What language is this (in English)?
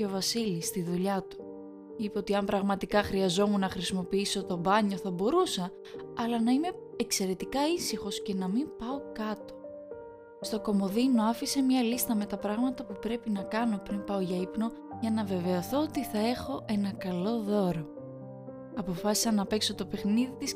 Greek